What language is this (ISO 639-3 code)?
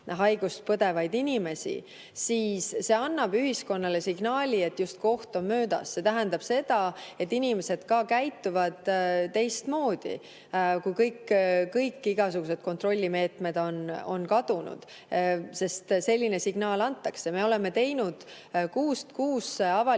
est